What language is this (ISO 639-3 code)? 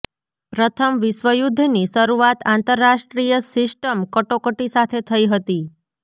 guj